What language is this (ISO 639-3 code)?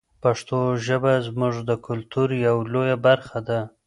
pus